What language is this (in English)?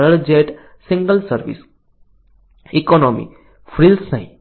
Gujarati